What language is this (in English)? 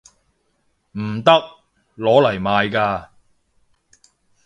Cantonese